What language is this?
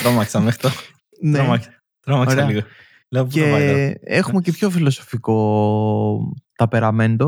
Greek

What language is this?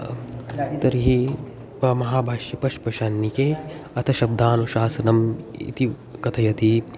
Sanskrit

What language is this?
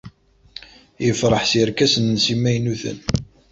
Kabyle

